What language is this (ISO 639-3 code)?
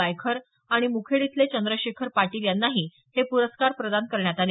mar